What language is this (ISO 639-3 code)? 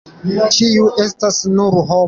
epo